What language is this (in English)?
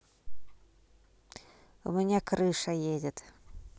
Russian